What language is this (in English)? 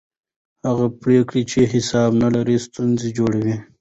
Pashto